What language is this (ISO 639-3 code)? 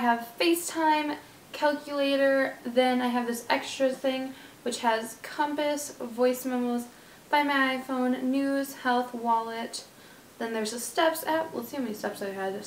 eng